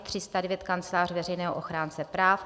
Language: Czech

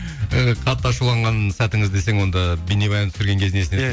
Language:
Kazakh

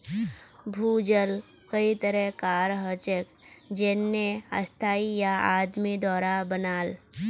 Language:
Magahi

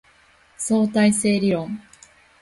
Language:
Japanese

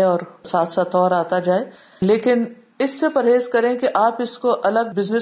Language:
Urdu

